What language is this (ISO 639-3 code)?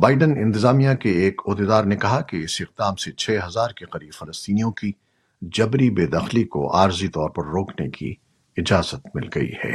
urd